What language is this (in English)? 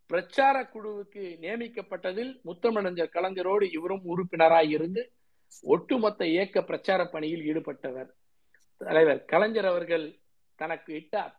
Tamil